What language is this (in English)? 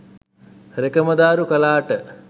Sinhala